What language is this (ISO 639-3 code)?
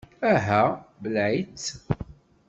kab